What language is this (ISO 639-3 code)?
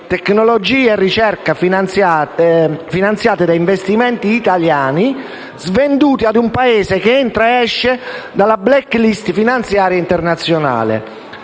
ita